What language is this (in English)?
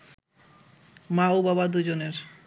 Bangla